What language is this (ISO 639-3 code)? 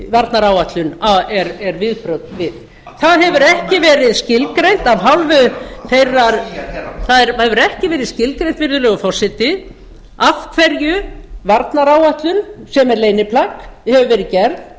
isl